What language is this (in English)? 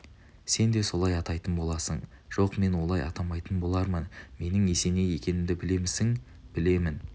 Kazakh